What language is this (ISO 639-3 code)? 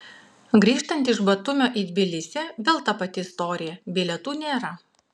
lit